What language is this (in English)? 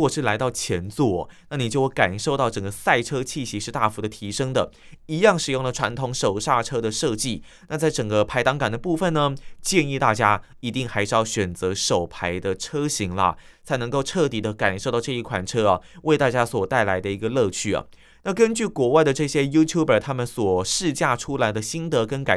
Chinese